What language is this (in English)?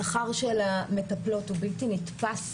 Hebrew